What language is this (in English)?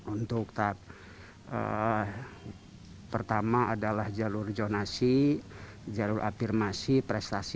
Indonesian